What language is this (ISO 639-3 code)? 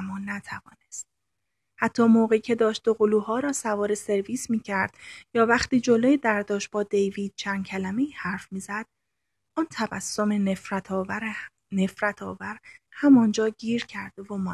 fas